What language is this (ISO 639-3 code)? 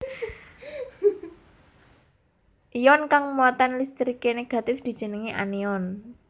jav